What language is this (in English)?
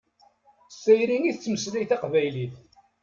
Kabyle